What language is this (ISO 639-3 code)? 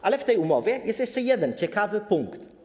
pol